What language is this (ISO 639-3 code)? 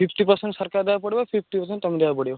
ori